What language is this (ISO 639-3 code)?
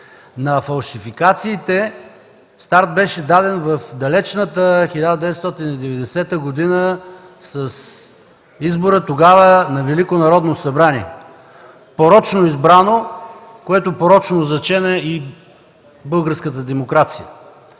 bul